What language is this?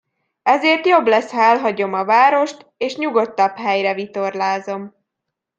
Hungarian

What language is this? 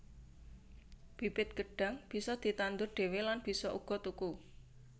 Javanese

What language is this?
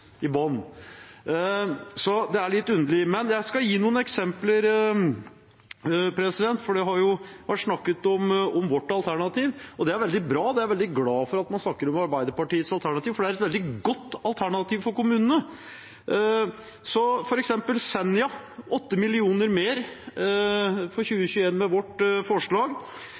Norwegian Bokmål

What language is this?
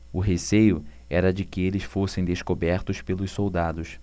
Portuguese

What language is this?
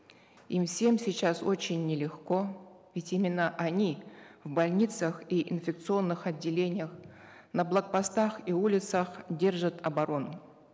Kazakh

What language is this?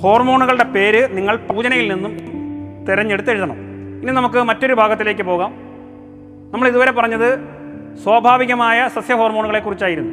Malayalam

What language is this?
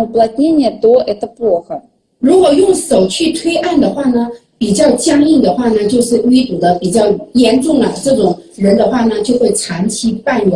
Russian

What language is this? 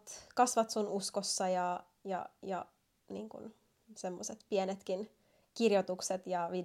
Finnish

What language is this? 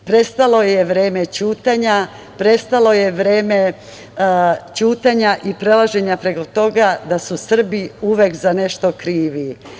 Serbian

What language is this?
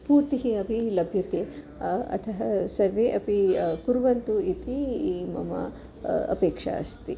Sanskrit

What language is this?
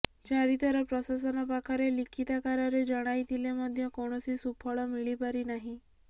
Odia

